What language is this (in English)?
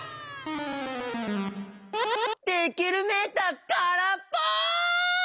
Japanese